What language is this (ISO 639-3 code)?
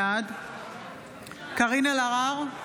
heb